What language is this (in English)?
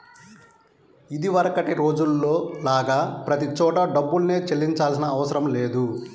Telugu